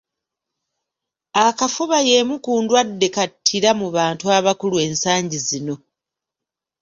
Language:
Ganda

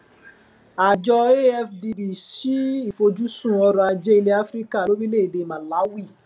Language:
Yoruba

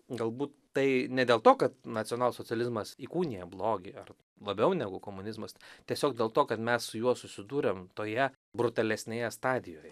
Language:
Lithuanian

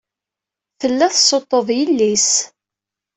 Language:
Kabyle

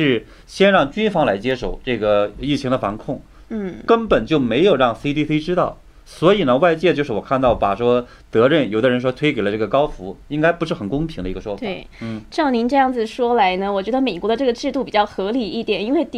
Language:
Chinese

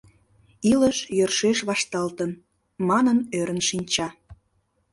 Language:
Mari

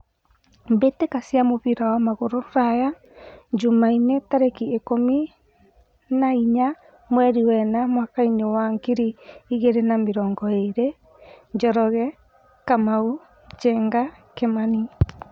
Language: Kikuyu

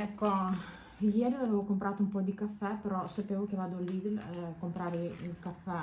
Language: Italian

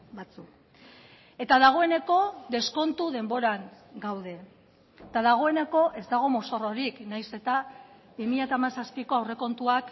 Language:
Basque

